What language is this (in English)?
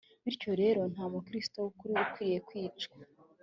Kinyarwanda